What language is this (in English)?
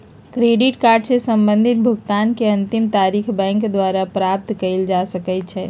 Magahi